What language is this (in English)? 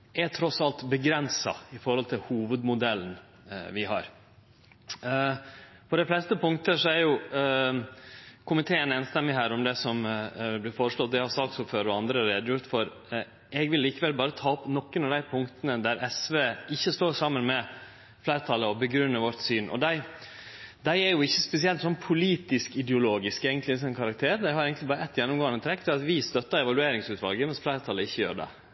Norwegian Nynorsk